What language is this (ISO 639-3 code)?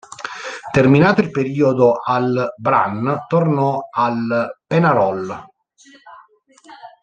ita